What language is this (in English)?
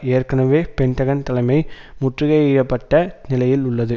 Tamil